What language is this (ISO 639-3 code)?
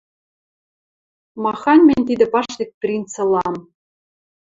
mrj